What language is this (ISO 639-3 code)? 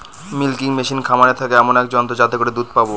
ben